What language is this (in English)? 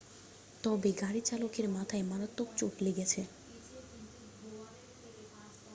Bangla